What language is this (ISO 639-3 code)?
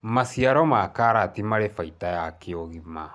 kik